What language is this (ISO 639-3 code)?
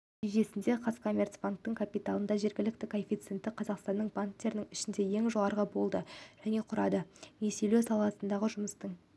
kaz